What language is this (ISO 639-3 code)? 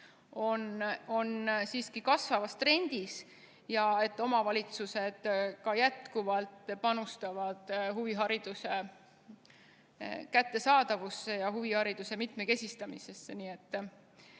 est